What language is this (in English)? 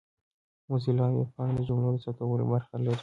Pashto